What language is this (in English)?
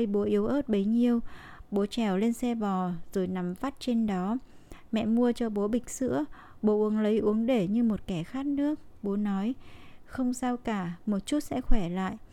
Vietnamese